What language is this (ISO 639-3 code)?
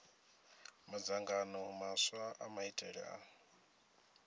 ven